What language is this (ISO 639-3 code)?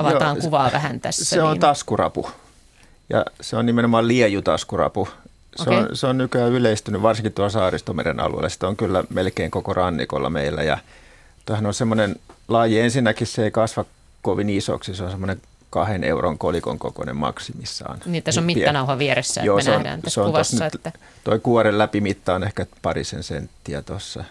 fin